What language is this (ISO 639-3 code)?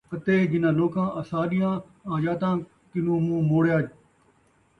skr